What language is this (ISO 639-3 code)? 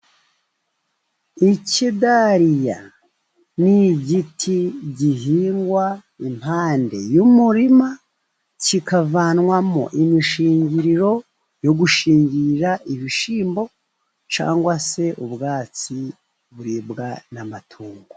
kin